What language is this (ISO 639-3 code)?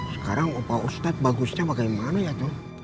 ind